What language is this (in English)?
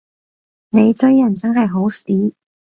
Cantonese